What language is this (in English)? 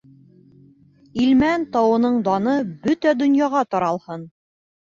Bashkir